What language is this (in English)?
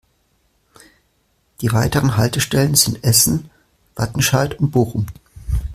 German